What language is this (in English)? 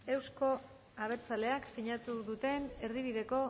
Basque